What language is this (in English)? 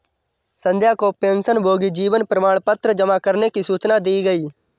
Hindi